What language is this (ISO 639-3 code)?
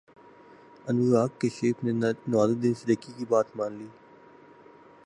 urd